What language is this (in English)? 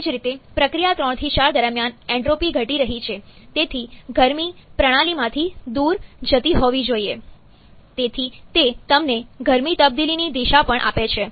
Gujarati